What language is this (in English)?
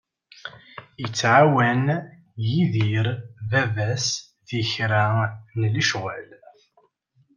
Kabyle